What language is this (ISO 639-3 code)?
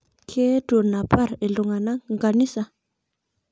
mas